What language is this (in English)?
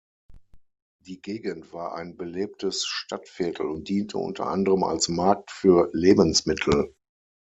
German